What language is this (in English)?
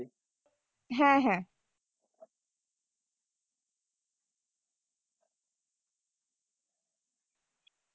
Bangla